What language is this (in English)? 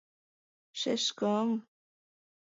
Mari